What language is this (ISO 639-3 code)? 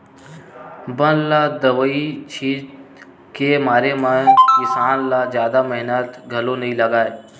hne